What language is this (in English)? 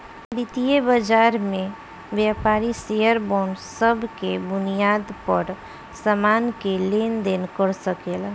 Bhojpuri